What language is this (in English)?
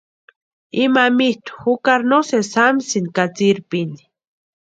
Western Highland Purepecha